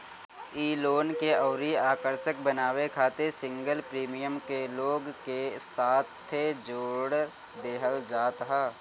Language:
Bhojpuri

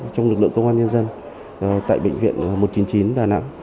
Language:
Vietnamese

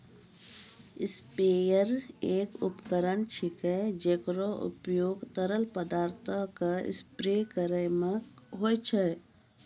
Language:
Maithili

